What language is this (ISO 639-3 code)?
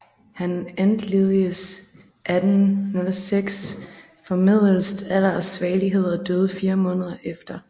dan